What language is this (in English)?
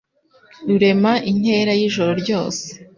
Kinyarwanda